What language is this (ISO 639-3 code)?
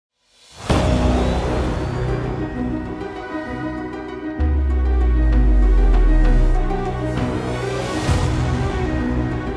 tur